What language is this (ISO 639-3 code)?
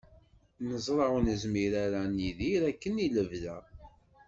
kab